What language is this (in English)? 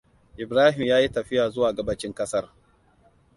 Hausa